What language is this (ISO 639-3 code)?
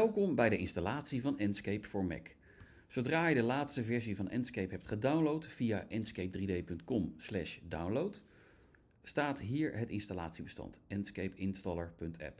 nld